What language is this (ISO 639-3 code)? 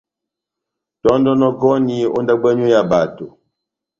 bnm